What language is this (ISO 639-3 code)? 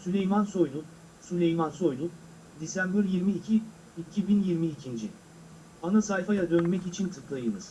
tur